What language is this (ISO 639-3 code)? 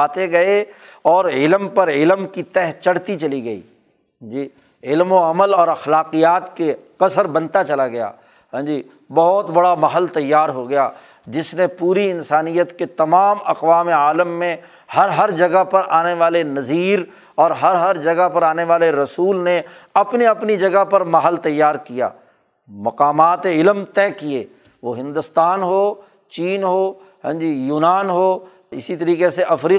urd